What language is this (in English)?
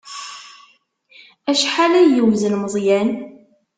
Kabyle